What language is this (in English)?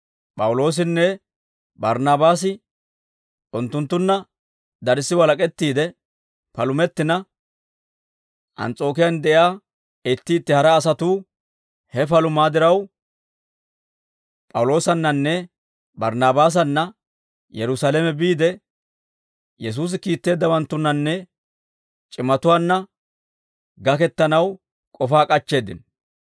Dawro